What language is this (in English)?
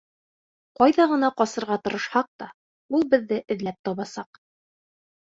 Bashkir